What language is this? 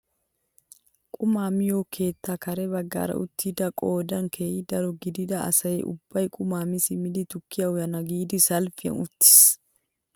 Wolaytta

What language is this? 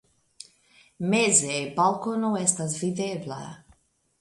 Esperanto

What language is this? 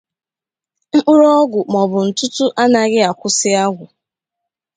Igbo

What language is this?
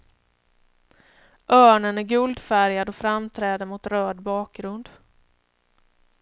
Swedish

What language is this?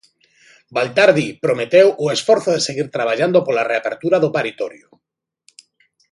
Galician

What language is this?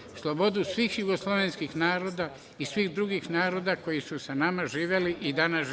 Serbian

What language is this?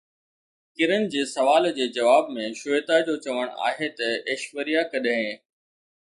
Sindhi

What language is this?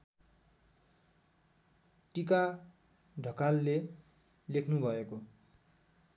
Nepali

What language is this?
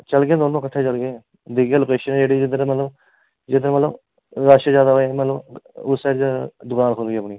Dogri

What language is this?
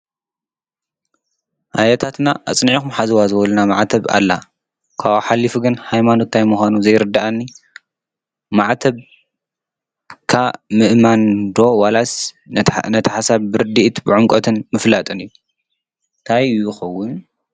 Tigrinya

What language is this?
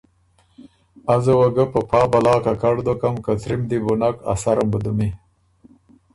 Ormuri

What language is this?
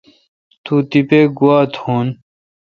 Kalkoti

